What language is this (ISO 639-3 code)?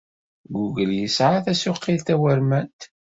kab